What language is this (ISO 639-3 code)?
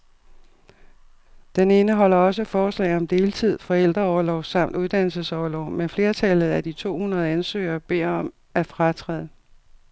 dan